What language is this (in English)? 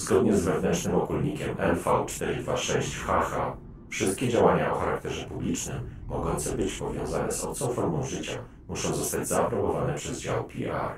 Polish